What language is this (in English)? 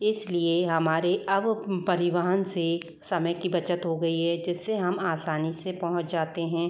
Hindi